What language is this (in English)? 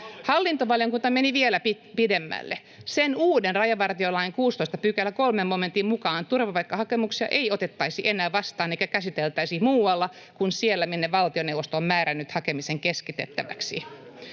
Finnish